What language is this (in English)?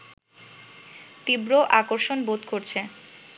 Bangla